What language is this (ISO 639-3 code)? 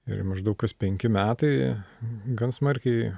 lit